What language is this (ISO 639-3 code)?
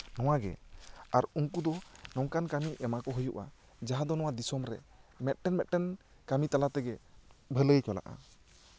sat